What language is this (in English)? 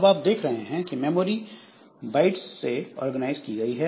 Hindi